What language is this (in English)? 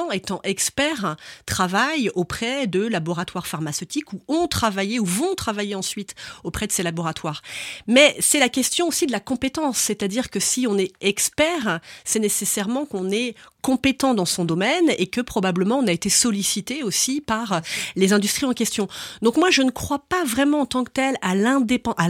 French